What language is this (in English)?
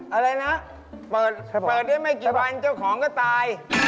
Thai